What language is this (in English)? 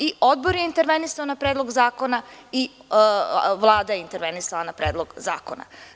Serbian